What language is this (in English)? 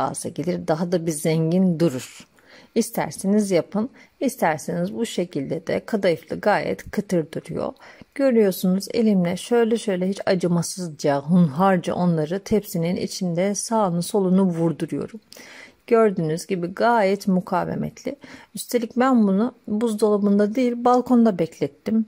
Turkish